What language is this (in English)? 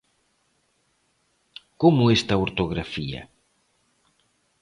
Galician